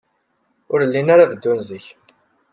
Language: Kabyle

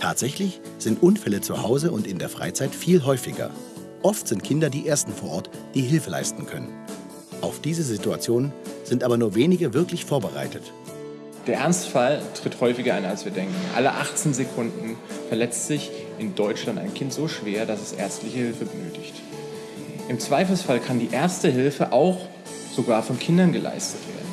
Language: German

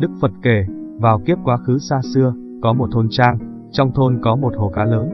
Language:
Vietnamese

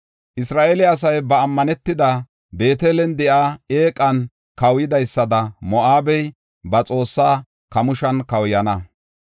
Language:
Gofa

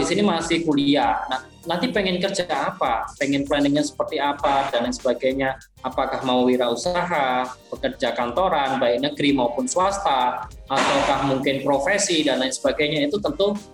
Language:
Indonesian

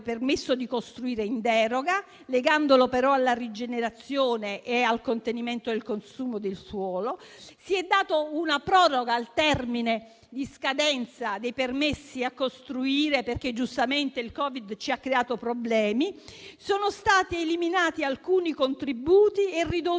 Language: Italian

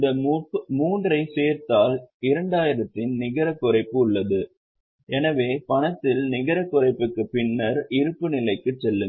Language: Tamil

